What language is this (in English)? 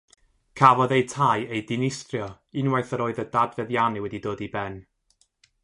Welsh